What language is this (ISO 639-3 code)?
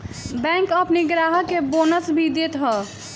bho